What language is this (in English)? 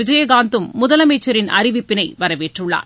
Tamil